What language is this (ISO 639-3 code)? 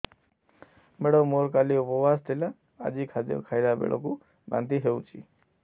ori